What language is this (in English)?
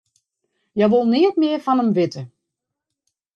Western Frisian